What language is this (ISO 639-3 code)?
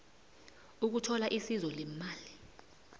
nbl